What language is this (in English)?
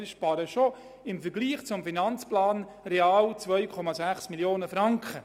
Swiss German